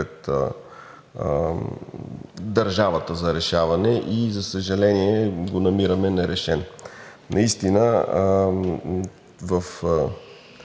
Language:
Bulgarian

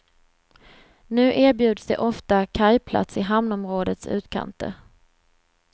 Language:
Swedish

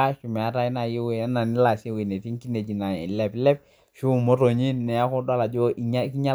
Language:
Masai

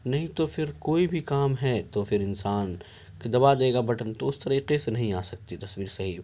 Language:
Urdu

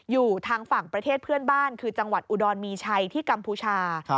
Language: Thai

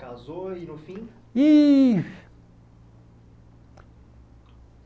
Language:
Portuguese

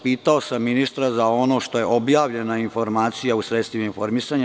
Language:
Serbian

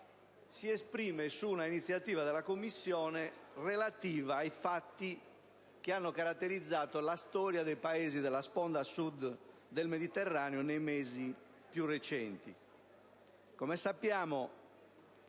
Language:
Italian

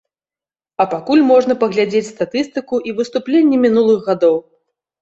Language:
Belarusian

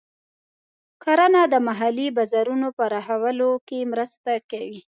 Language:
Pashto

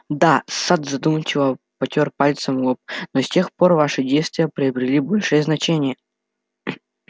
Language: Russian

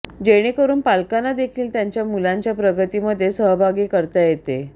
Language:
Marathi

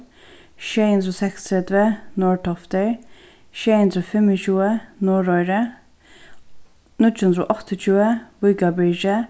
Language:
Faroese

